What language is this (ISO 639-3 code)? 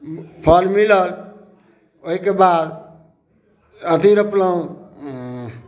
mai